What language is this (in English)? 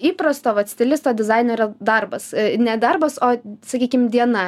Lithuanian